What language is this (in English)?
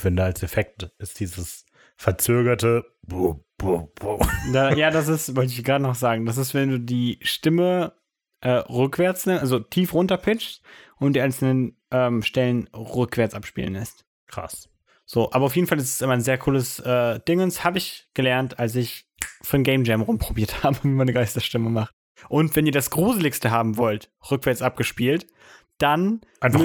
German